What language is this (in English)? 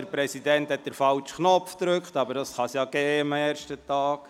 Swiss German